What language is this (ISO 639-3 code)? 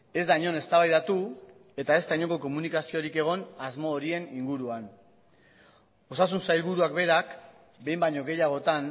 eus